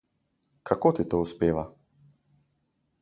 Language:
Slovenian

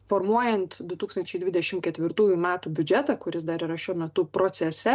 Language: Lithuanian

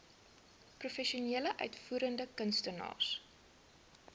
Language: Afrikaans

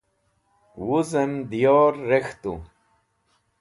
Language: Wakhi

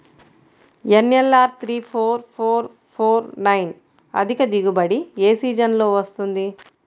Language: Telugu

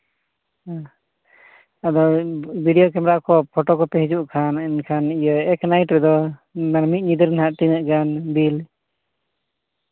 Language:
Santali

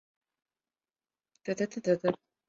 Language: Chinese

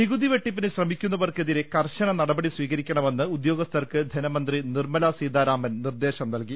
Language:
Malayalam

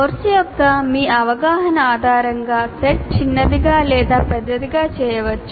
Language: Telugu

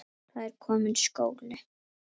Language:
Icelandic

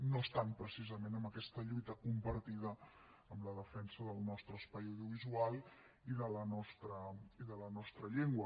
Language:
Catalan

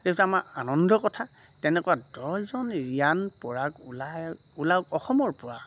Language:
Assamese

